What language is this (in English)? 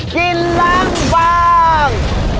Thai